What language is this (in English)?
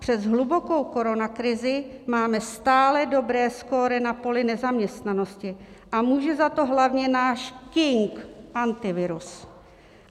Czech